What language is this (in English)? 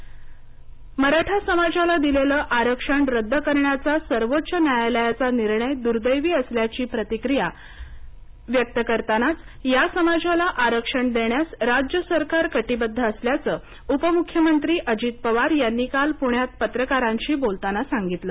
Marathi